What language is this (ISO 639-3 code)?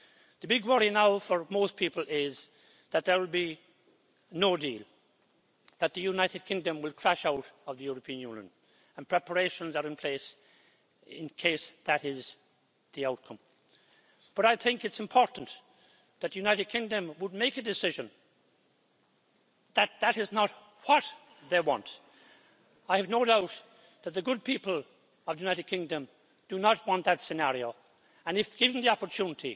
eng